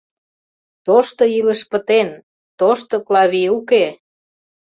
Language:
Mari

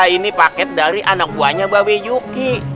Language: Indonesian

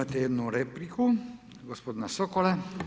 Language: Croatian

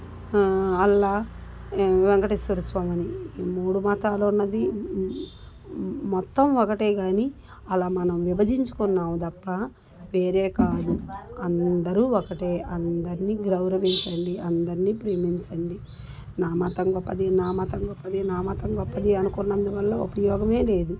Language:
Telugu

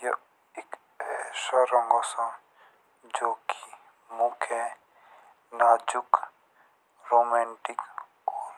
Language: Jaunsari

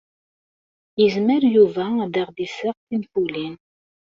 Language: Kabyle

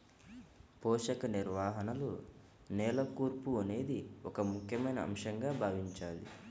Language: Telugu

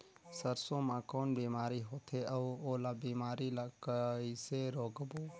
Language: Chhattisgarhi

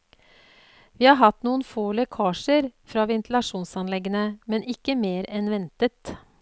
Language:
Norwegian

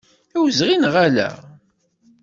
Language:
Kabyle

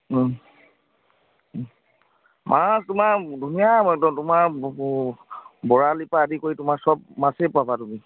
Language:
Assamese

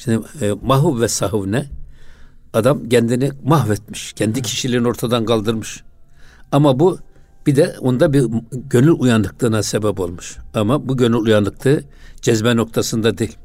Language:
Turkish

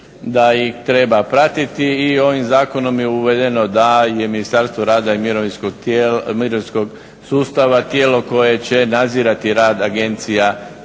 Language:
Croatian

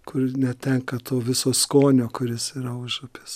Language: Lithuanian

